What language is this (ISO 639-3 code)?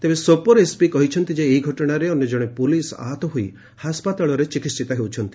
ori